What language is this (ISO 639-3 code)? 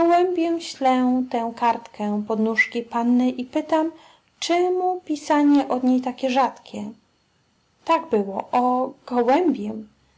pol